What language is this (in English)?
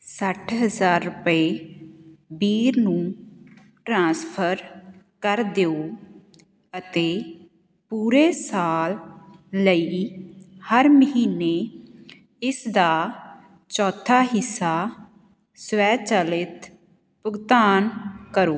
Punjabi